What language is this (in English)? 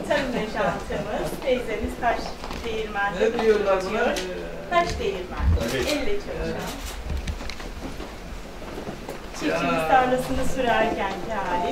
Turkish